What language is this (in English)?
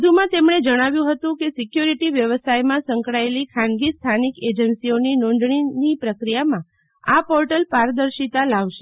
Gujarati